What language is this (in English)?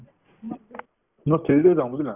Assamese